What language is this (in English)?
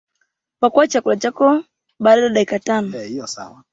Swahili